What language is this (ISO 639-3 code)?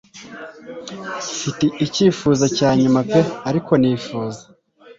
kin